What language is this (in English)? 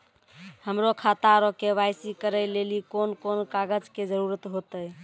Maithili